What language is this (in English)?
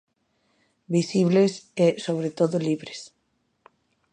Galician